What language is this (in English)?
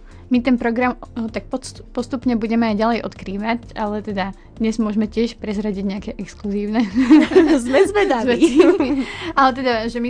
Slovak